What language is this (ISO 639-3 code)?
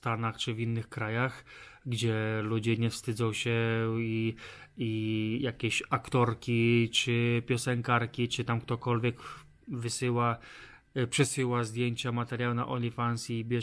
pol